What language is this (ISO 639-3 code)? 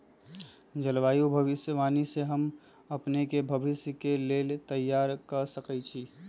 mag